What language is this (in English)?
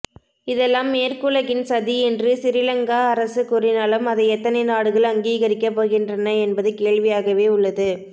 Tamil